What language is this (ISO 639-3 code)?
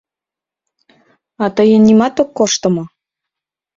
chm